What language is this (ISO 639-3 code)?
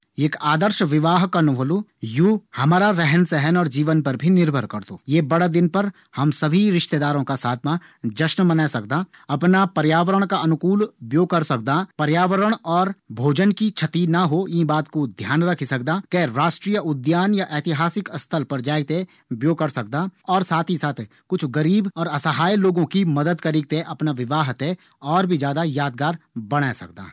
gbm